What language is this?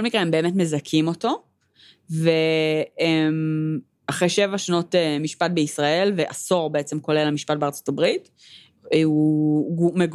Hebrew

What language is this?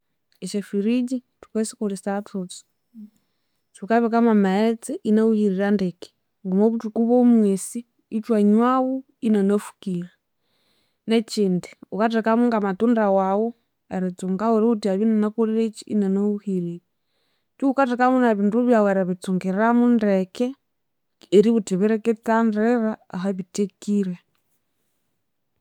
Konzo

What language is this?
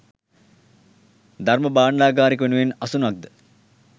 Sinhala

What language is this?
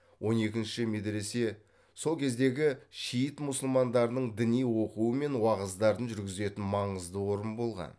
Kazakh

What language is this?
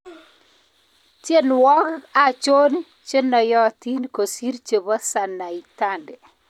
Kalenjin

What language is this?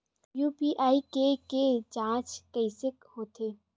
Chhattisgarhi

